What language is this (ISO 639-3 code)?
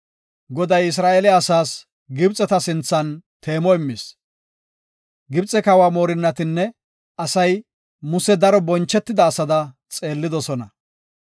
gof